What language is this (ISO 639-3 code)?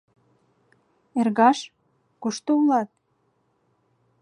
chm